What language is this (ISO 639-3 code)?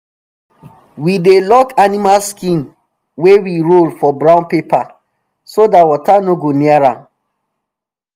pcm